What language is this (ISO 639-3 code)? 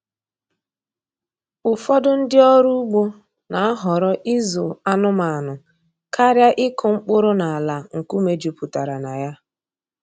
ibo